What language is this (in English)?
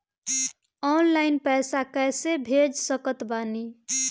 Bhojpuri